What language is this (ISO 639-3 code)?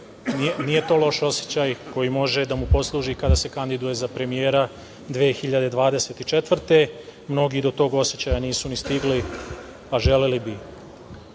srp